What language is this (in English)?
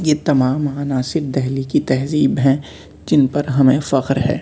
Urdu